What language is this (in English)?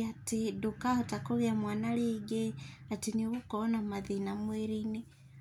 Kikuyu